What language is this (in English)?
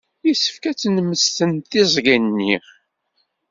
Kabyle